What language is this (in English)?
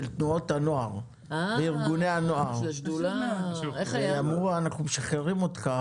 Hebrew